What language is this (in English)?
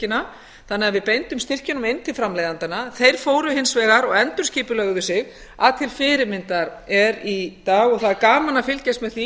Icelandic